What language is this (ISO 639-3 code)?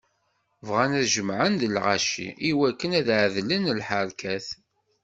kab